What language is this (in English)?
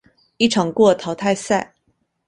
Chinese